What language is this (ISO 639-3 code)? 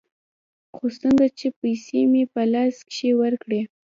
pus